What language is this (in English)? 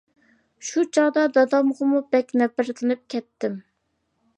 Uyghur